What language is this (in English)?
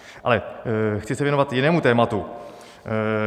Czech